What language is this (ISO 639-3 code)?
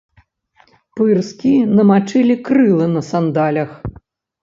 bel